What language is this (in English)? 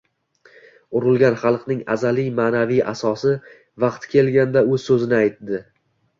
Uzbek